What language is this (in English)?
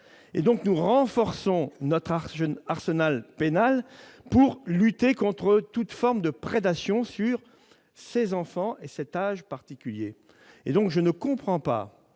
French